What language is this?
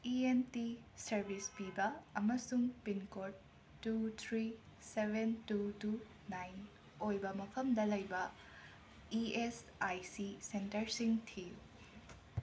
Manipuri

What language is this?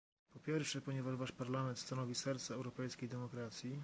Polish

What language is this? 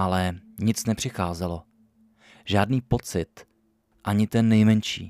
Czech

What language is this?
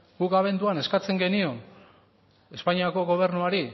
Basque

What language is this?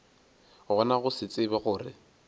Northern Sotho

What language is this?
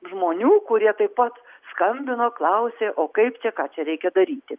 Lithuanian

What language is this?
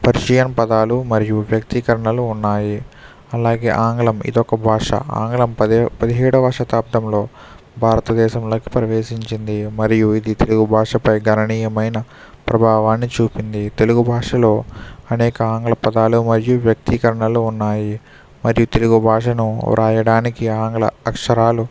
Telugu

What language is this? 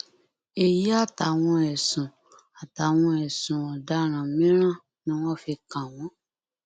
Yoruba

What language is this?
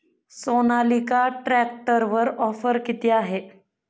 Marathi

